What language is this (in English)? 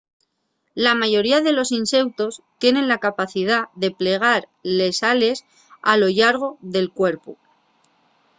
Asturian